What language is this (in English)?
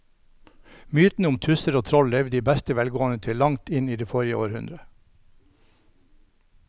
Norwegian